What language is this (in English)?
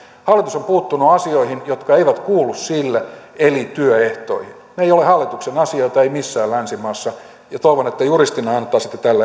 Finnish